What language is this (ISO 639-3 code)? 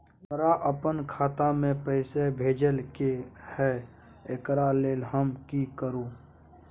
mai